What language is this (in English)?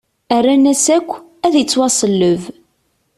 Kabyle